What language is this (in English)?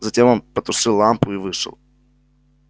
Russian